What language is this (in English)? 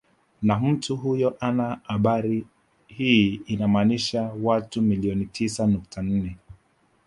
Swahili